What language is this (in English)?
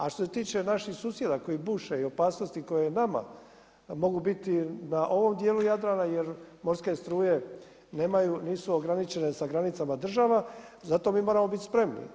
Croatian